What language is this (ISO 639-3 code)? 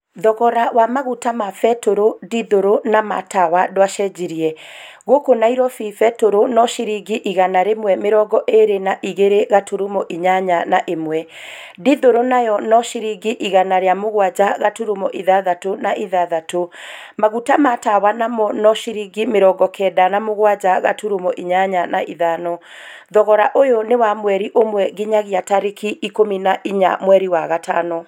kik